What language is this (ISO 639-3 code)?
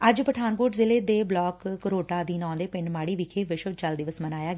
pan